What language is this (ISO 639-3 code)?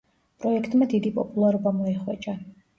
kat